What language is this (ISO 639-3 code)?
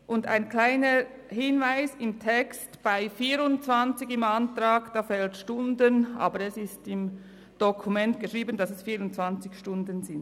gsw